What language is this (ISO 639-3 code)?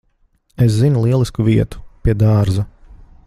lav